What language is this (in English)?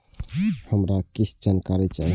Maithili